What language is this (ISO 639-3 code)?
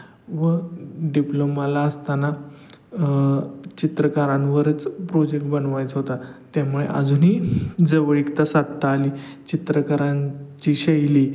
mar